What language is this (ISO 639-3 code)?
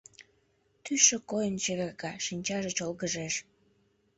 chm